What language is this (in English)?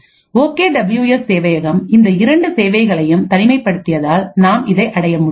Tamil